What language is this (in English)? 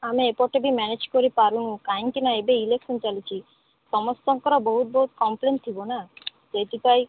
Odia